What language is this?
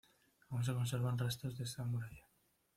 Spanish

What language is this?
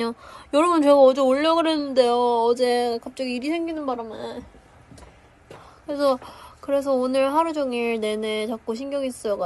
Korean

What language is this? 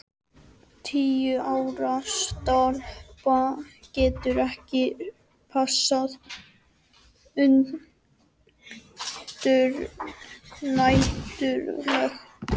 Icelandic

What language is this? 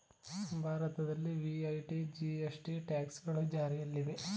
Kannada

